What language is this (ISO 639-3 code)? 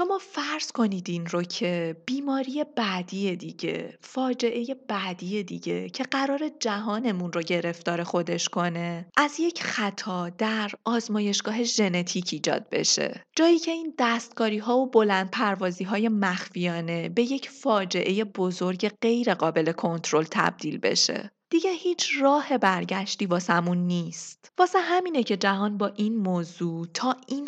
fas